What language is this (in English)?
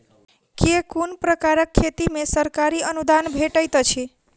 Maithili